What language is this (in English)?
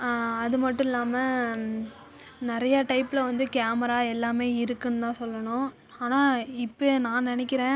Tamil